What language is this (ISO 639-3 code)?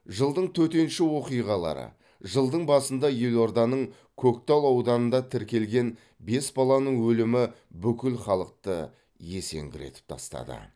kaz